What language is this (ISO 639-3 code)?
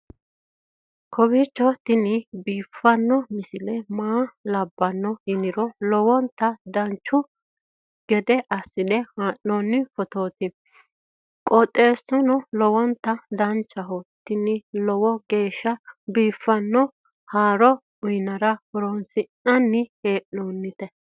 sid